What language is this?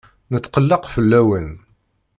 Kabyle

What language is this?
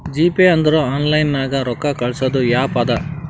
Kannada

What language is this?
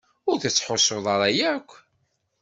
Kabyle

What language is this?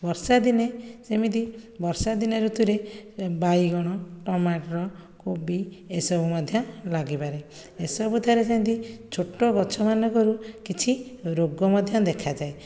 Odia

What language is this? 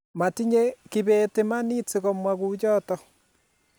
Kalenjin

